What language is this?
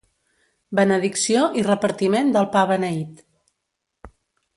Catalan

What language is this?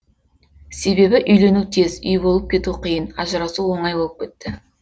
Kazakh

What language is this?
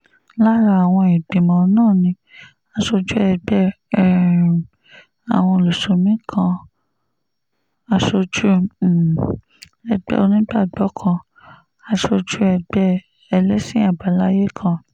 Yoruba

